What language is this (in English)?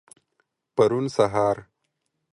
Pashto